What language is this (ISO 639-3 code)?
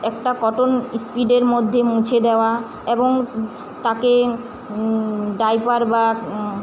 ben